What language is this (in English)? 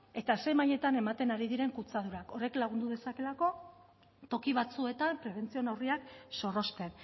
Basque